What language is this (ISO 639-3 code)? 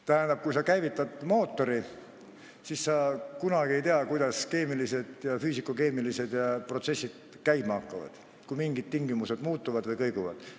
est